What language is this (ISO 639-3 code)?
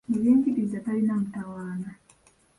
lug